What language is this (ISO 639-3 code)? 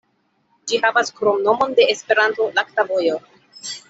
epo